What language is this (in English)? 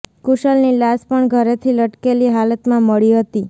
Gujarati